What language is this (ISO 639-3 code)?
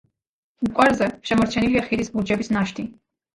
kat